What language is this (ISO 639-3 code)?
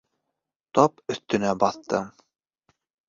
bak